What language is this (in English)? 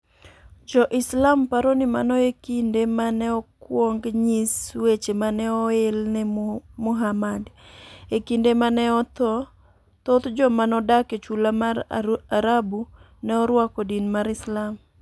Luo (Kenya and Tanzania)